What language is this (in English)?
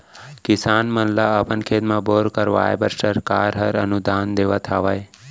Chhattisgarhi